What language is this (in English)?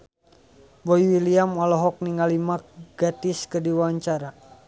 Sundanese